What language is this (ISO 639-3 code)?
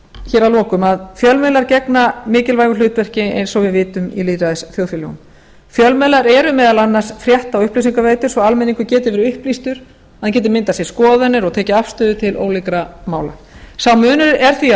isl